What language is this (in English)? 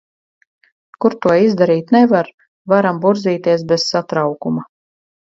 Latvian